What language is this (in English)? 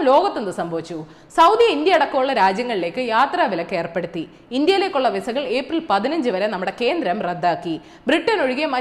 Malayalam